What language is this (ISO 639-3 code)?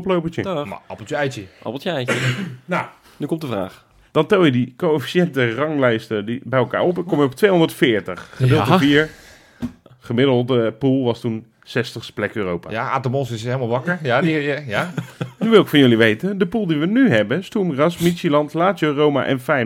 nld